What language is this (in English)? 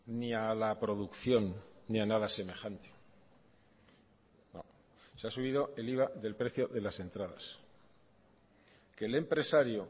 Spanish